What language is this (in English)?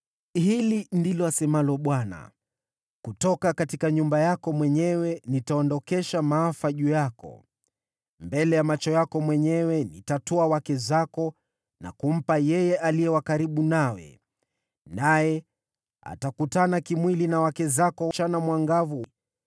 Swahili